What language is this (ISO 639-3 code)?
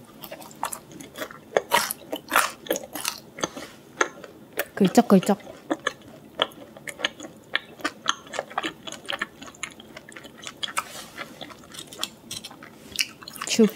kor